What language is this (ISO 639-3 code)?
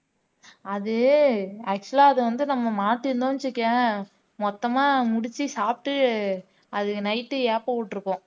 tam